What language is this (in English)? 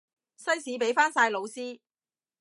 Cantonese